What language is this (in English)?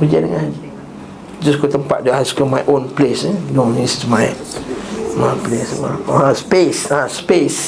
Malay